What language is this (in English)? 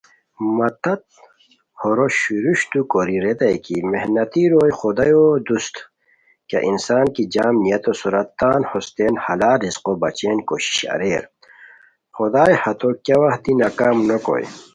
Khowar